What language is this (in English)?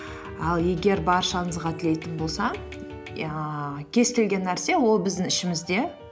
Kazakh